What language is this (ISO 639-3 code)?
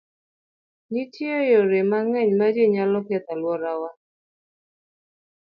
luo